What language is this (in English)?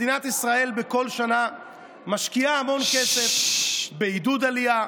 Hebrew